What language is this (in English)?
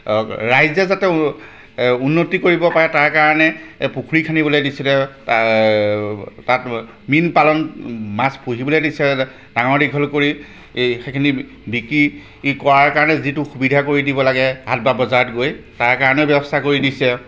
Assamese